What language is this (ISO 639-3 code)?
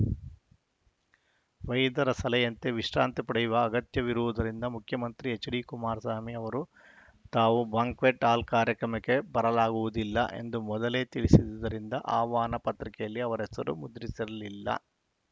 kan